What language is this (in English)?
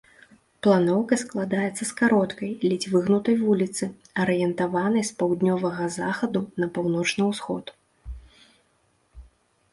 Belarusian